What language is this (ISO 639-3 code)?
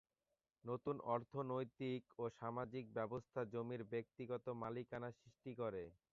ben